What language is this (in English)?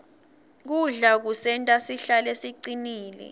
Swati